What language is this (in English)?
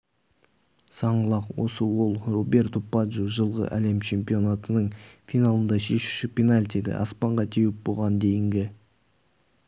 Kazakh